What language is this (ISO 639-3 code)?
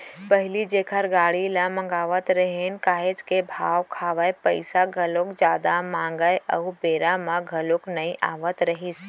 hne